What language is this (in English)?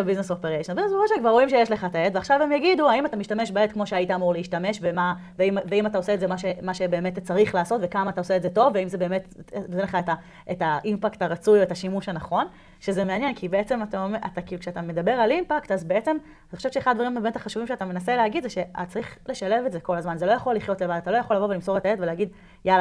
Hebrew